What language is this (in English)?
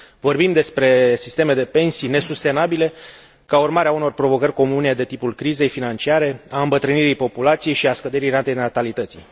Romanian